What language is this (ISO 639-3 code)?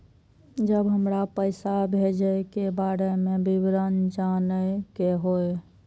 mai